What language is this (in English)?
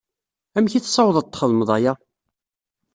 Kabyle